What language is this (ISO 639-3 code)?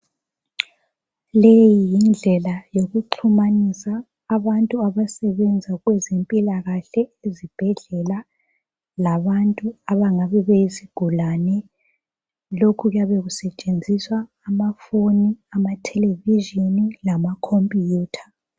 nde